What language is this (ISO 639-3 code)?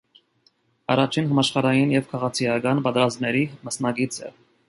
hye